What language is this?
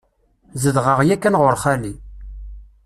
Kabyle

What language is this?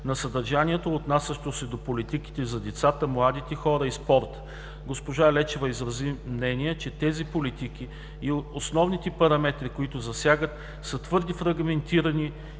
Bulgarian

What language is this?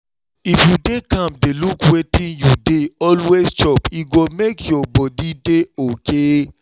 Nigerian Pidgin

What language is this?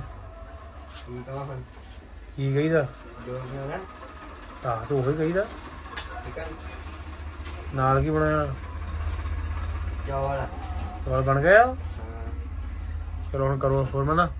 Hindi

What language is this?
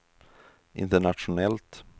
Swedish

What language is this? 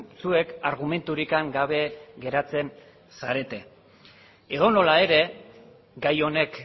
Basque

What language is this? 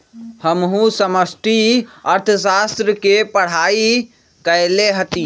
Magahi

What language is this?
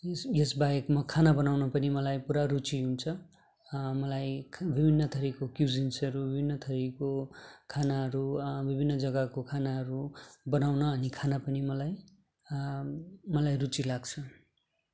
Nepali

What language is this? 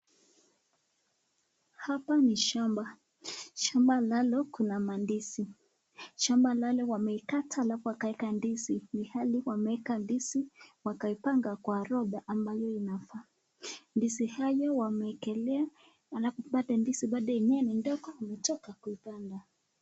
Swahili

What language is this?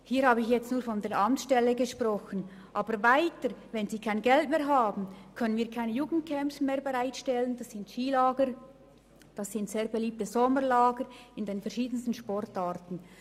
Swiss German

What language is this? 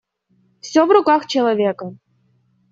Russian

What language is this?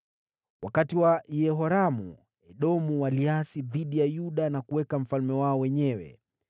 Swahili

